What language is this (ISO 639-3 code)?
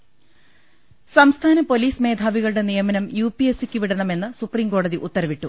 mal